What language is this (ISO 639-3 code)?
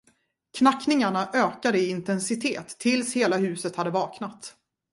swe